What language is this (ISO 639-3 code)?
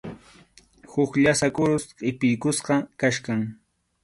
qxu